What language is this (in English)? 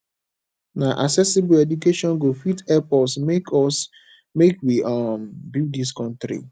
Nigerian Pidgin